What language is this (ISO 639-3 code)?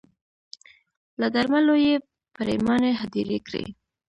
pus